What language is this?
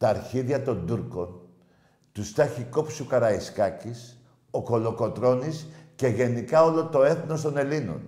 Greek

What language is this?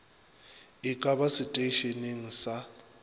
Northern Sotho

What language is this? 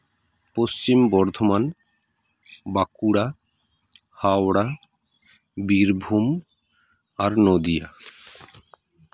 Santali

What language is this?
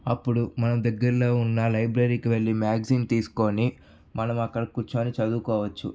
Telugu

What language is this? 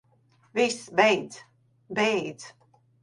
Latvian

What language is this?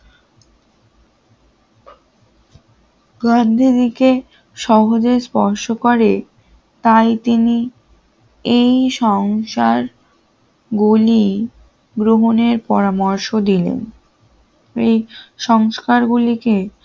Bangla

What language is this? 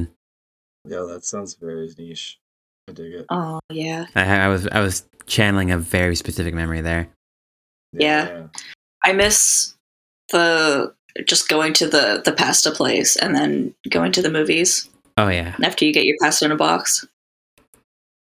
English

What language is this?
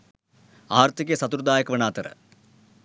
Sinhala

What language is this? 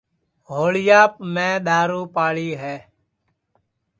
Sansi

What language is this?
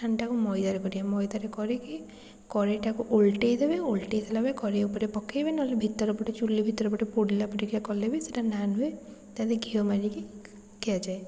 Odia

